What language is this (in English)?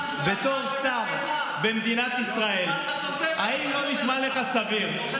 Hebrew